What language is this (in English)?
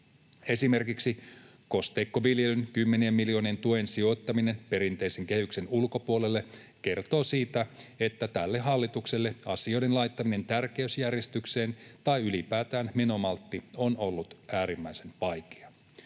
Finnish